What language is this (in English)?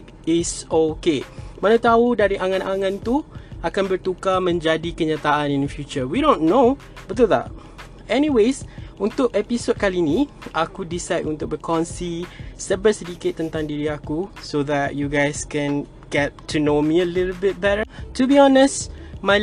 Malay